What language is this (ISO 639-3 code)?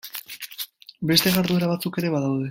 eus